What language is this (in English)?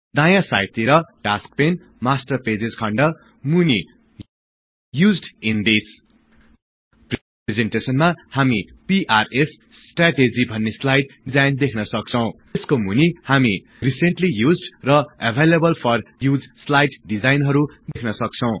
Nepali